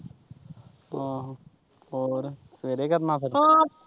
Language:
Punjabi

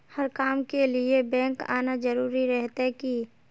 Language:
Magahi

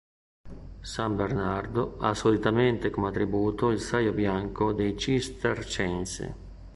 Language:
Italian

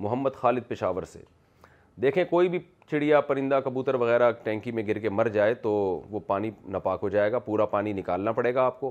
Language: Urdu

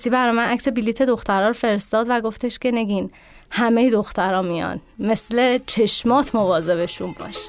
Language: Persian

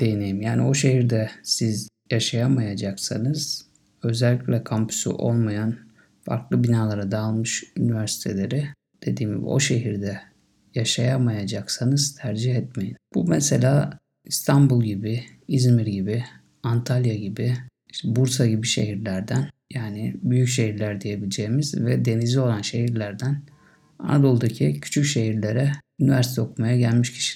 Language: Turkish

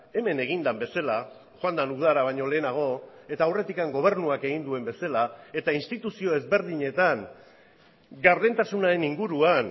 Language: Basque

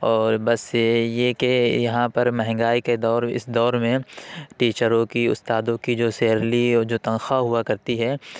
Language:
Urdu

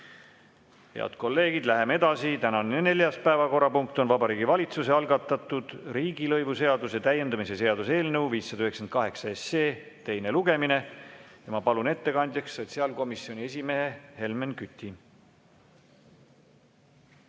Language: Estonian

